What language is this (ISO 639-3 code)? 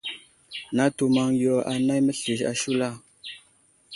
udl